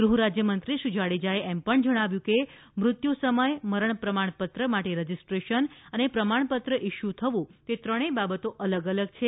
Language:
Gujarati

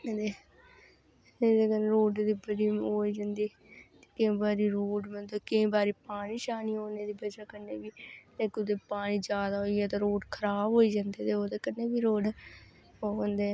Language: Dogri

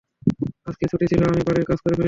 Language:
Bangla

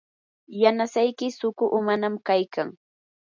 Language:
Yanahuanca Pasco Quechua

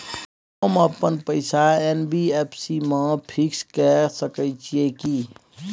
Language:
Maithili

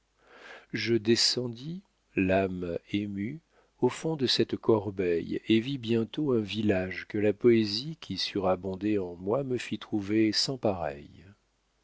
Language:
French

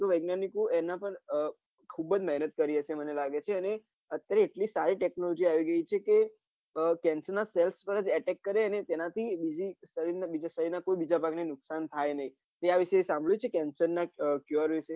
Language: Gujarati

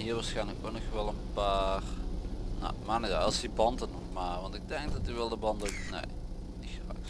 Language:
Dutch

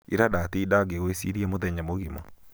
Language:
Kikuyu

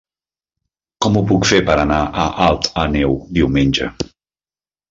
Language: Catalan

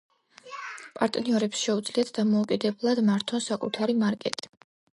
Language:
Georgian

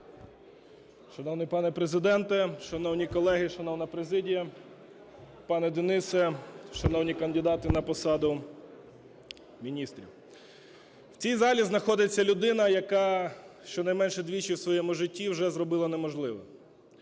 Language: Ukrainian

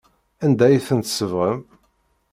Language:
Kabyle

